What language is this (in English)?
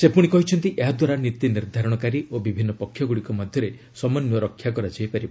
Odia